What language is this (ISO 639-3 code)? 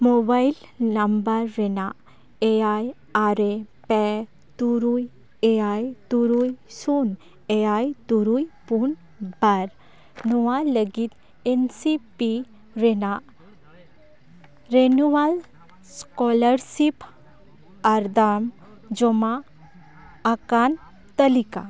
sat